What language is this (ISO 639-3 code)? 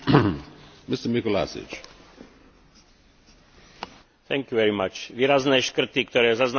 slk